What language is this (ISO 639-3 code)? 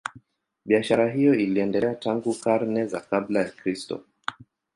swa